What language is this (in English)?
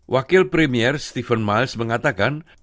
Indonesian